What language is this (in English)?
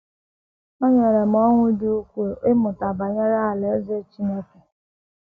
Igbo